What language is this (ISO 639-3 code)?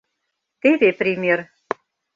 chm